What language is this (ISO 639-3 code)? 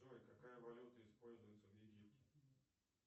rus